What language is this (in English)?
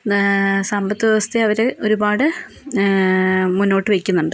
Malayalam